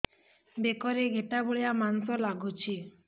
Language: Odia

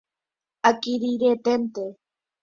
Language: Guarani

